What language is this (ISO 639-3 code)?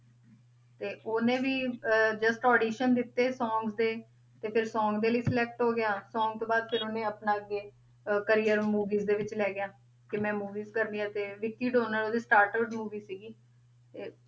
pan